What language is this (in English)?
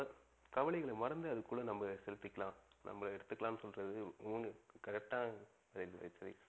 Tamil